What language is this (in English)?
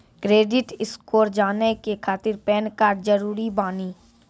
Maithili